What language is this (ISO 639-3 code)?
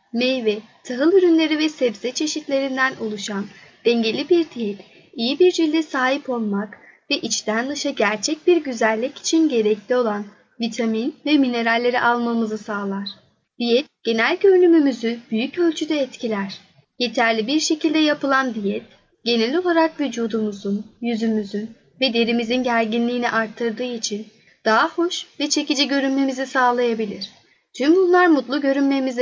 tur